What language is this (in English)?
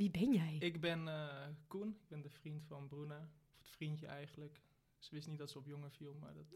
Dutch